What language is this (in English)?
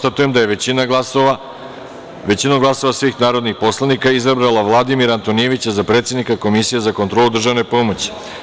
Serbian